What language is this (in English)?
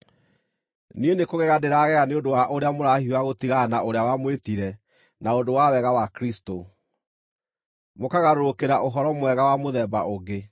Kikuyu